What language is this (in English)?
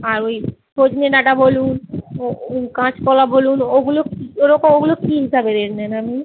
Bangla